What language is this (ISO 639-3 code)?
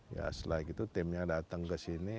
ind